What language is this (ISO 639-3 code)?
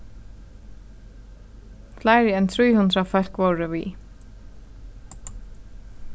fao